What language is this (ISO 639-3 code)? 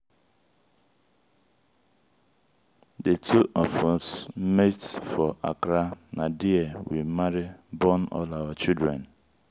pcm